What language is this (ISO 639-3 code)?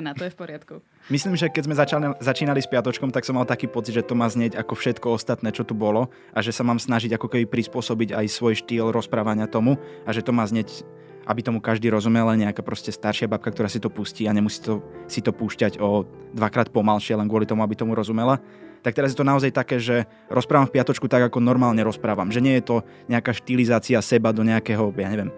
slk